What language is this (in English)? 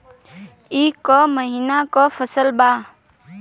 Bhojpuri